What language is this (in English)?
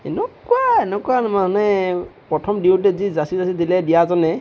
Assamese